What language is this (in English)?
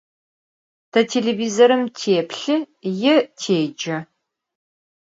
Adyghe